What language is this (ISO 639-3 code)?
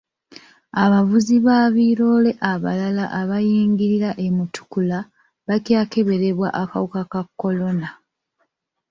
lug